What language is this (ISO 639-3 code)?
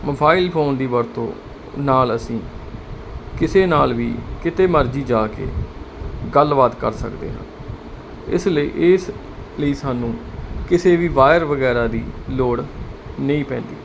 pan